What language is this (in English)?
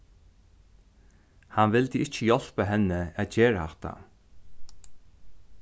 Faroese